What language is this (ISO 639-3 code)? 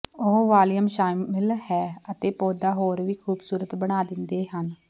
pan